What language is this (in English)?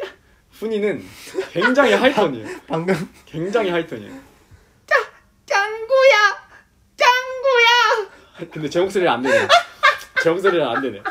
Korean